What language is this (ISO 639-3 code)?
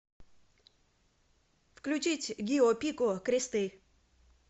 rus